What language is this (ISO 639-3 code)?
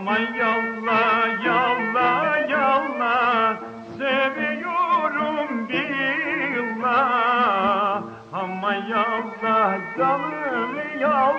ell